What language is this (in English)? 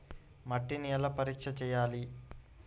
Telugu